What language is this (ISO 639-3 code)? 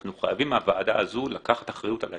heb